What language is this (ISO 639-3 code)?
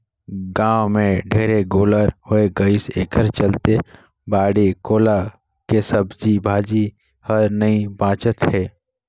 hne